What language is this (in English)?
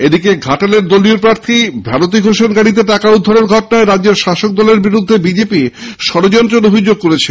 Bangla